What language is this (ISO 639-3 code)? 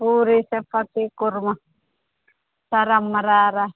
tel